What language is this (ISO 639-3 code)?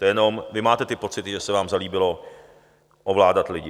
ces